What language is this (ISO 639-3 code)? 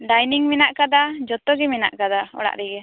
sat